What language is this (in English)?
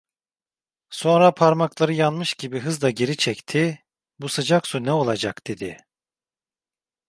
Turkish